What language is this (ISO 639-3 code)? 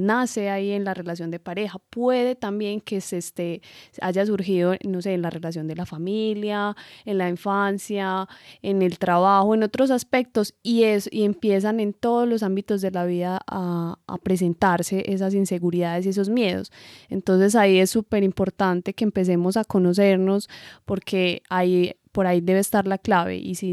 spa